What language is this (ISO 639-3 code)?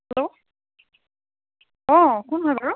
asm